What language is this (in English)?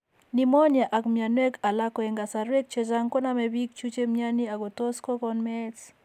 Kalenjin